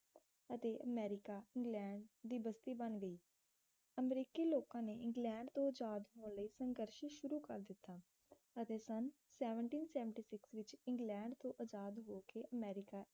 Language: Punjabi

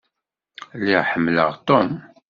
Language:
Kabyle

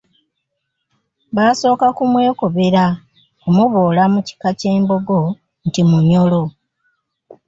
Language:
Ganda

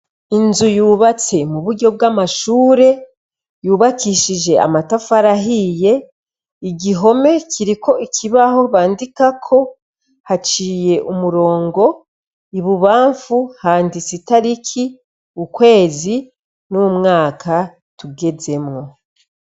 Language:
Rundi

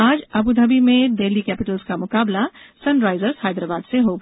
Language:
Hindi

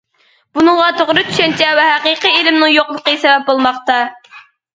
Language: Uyghur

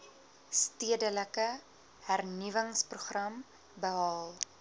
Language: Afrikaans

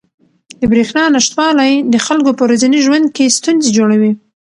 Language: Pashto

